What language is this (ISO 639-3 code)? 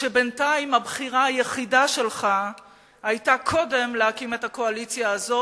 heb